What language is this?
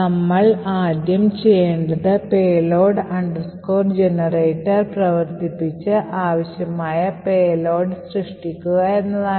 Malayalam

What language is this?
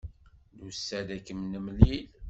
Kabyle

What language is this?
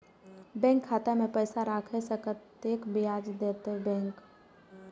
Maithili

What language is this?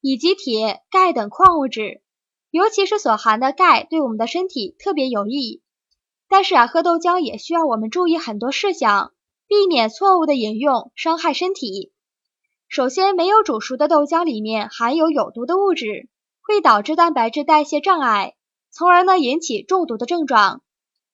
Chinese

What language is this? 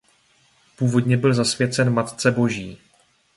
Czech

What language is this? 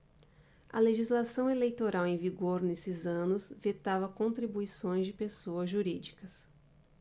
Portuguese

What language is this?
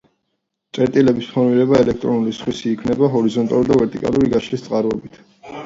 Georgian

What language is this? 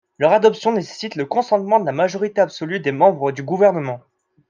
French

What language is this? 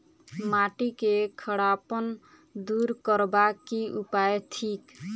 Maithili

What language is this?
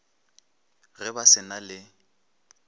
Northern Sotho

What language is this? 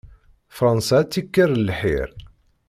Kabyle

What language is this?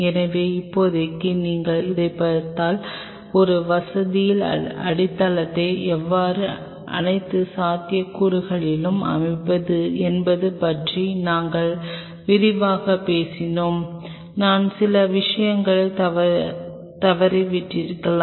Tamil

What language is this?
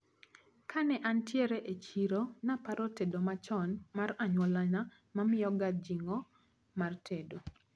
Luo (Kenya and Tanzania)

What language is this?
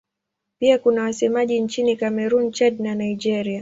Swahili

